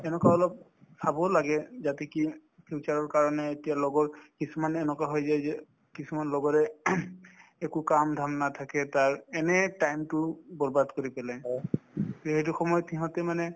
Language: Assamese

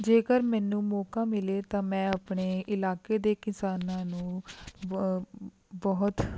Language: Punjabi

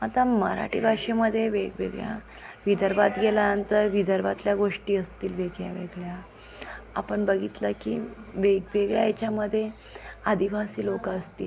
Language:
Marathi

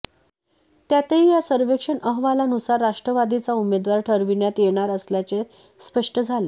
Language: Marathi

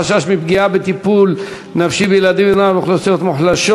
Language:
Hebrew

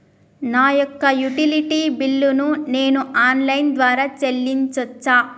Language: Telugu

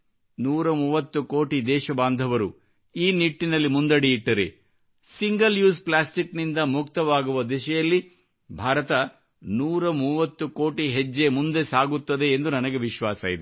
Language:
Kannada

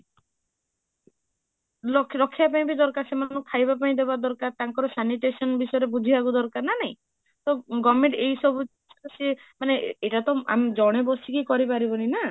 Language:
Odia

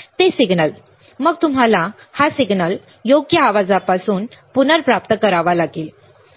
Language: Marathi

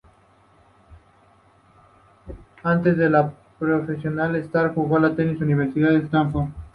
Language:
Spanish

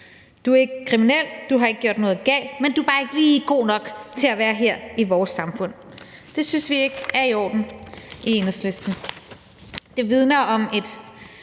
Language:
Danish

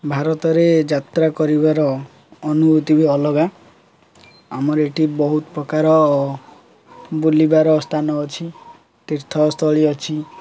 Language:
Odia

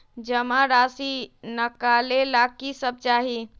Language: Magahi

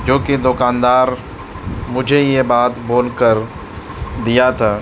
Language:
Urdu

